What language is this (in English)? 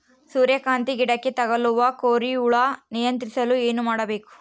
Kannada